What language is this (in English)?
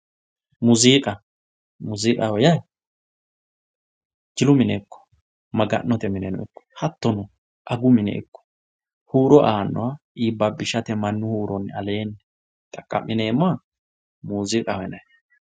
Sidamo